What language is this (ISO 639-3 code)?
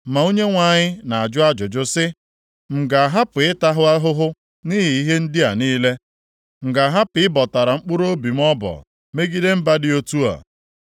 ibo